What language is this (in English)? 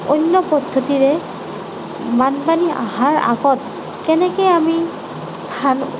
Assamese